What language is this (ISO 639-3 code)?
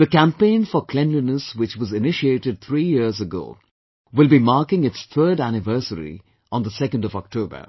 eng